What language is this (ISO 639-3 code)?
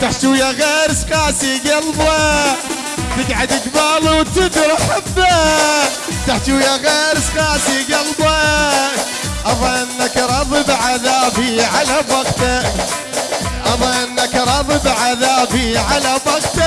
ara